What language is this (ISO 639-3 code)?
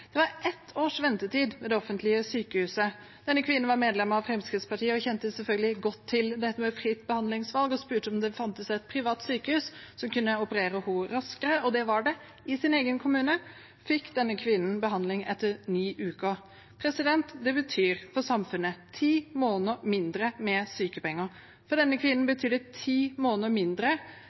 nob